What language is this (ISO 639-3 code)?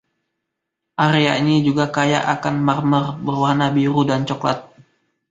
ind